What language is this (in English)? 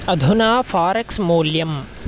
Sanskrit